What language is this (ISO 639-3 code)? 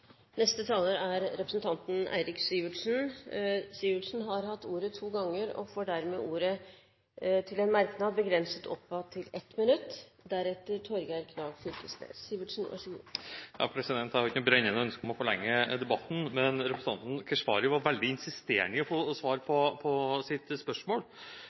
nob